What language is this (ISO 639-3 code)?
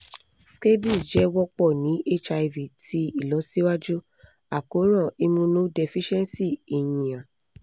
yor